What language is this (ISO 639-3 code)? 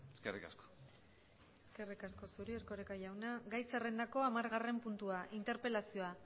eus